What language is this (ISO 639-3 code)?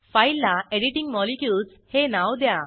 mar